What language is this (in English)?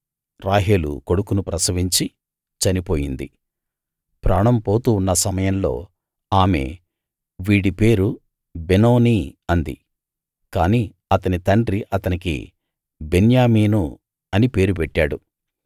Telugu